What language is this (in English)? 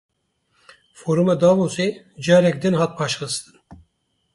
Kurdish